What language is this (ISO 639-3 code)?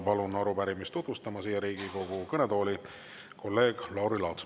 est